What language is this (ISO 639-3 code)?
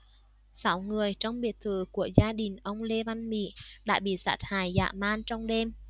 vie